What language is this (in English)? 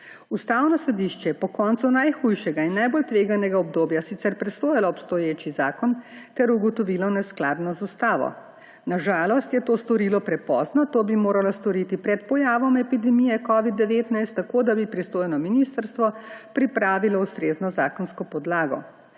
Slovenian